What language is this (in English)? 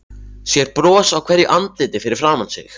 Icelandic